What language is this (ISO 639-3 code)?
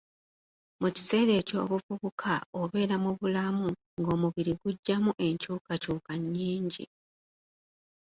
lug